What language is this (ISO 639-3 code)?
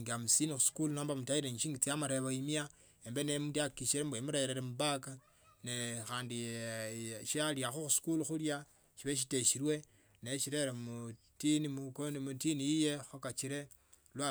lto